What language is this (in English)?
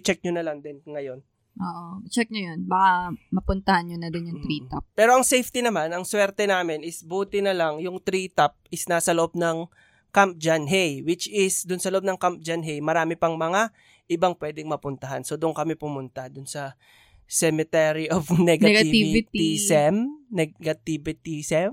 Filipino